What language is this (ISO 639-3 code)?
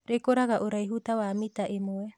kik